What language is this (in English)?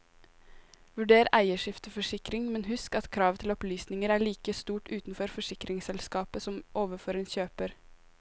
Norwegian